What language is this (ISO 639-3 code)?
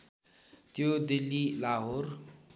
nep